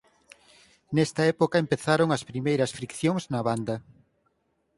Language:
Galician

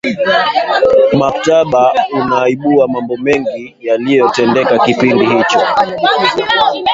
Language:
Swahili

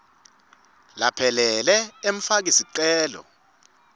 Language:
Swati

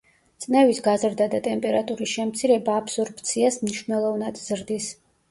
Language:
Georgian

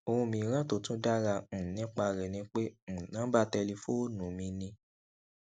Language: Yoruba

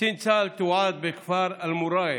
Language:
Hebrew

